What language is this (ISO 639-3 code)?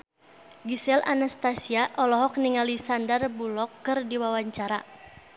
sun